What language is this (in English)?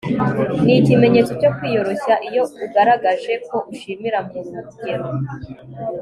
Kinyarwanda